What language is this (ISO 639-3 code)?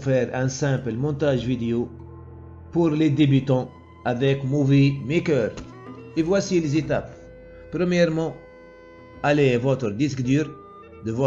fra